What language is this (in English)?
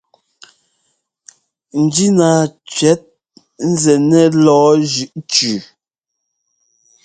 Ngomba